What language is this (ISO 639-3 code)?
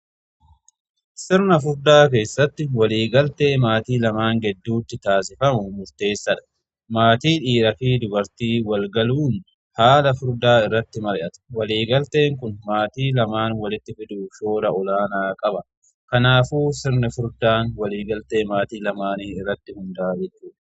orm